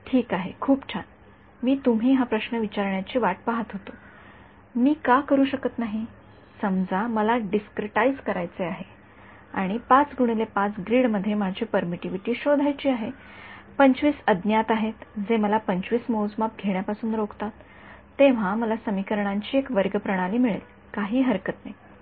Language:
Marathi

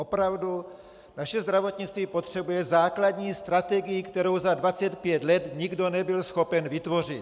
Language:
Czech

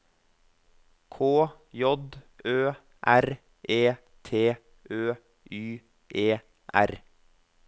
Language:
Norwegian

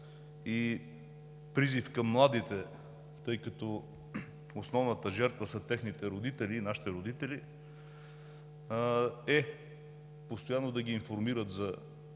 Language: Bulgarian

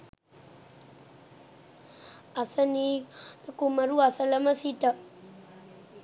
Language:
Sinhala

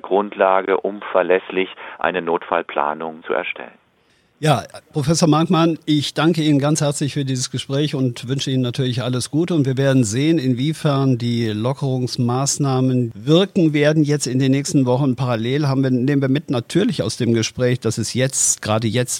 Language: German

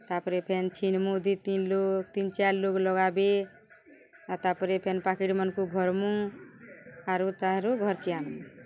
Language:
Odia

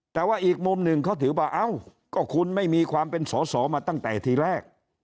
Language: Thai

